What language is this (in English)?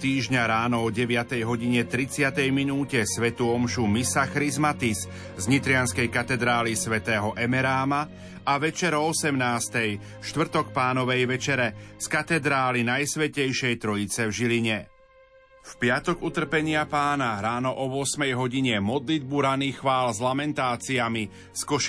Slovak